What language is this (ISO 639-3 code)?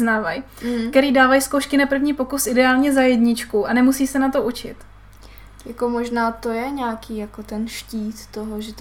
ces